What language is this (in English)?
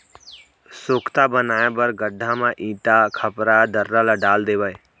Chhattisgarhi